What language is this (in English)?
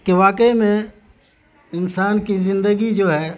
Urdu